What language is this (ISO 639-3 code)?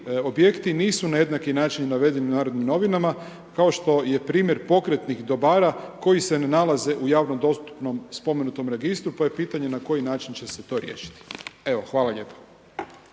hrv